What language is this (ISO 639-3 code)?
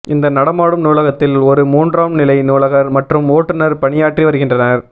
tam